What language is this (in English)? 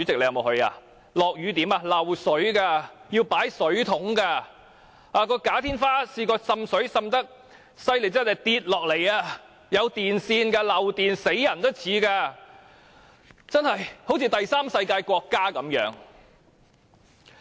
Cantonese